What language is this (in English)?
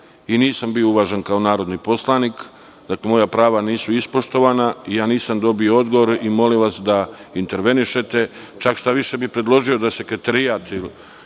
Serbian